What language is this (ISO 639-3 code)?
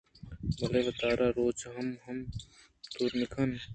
bgp